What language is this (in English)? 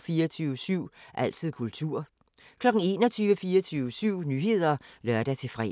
Danish